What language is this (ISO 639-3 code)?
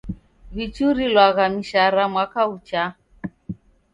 dav